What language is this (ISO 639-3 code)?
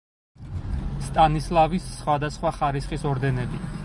kat